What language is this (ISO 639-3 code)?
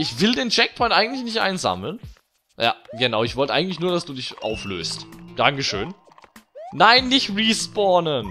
deu